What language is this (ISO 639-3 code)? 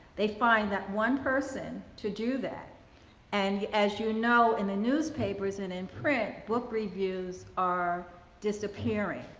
eng